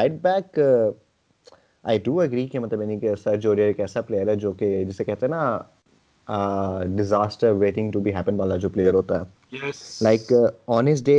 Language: Urdu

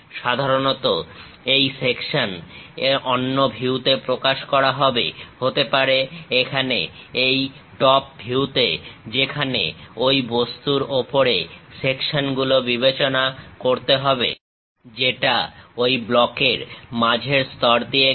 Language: Bangla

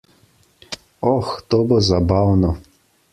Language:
Slovenian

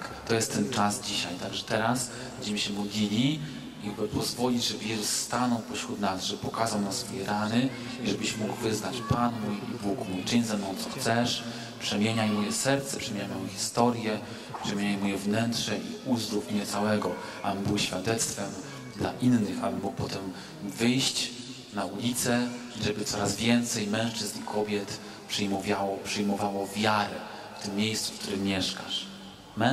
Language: Polish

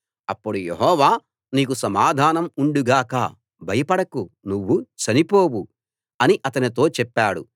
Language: Telugu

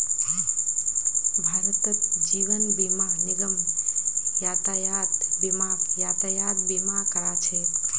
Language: Magahi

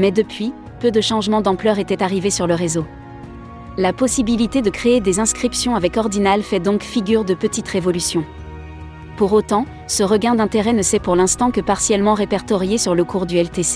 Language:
French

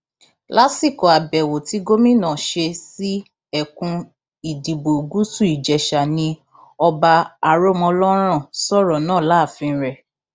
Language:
Yoruba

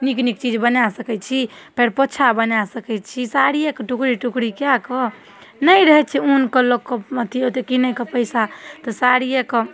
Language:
Maithili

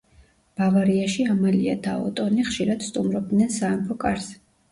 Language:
Georgian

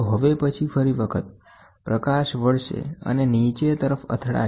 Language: Gujarati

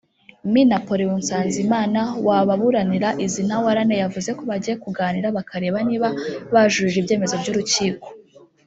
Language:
Kinyarwanda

